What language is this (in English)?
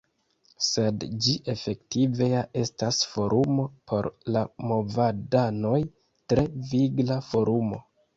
Esperanto